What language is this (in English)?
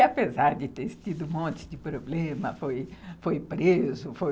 Portuguese